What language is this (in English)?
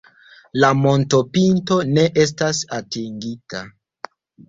Esperanto